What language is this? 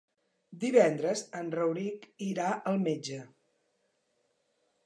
Catalan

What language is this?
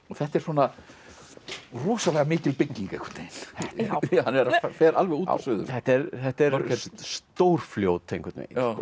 Icelandic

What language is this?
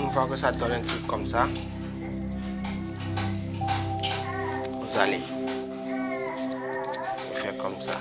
French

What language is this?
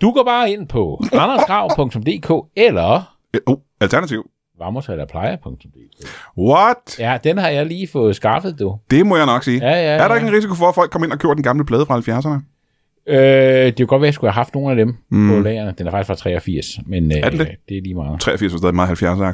Danish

